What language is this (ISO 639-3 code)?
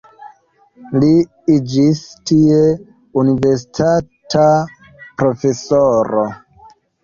epo